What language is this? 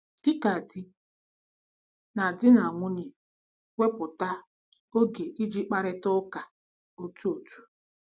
Igbo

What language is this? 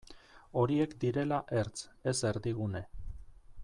Basque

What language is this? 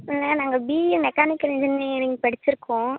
Tamil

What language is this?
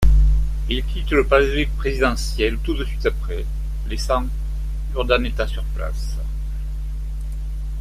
French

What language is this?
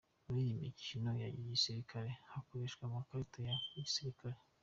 Kinyarwanda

